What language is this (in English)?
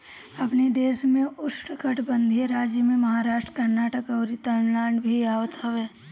Bhojpuri